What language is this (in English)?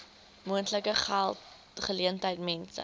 Afrikaans